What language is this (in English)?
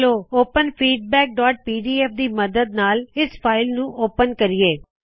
Punjabi